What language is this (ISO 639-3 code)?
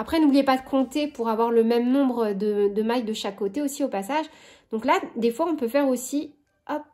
fra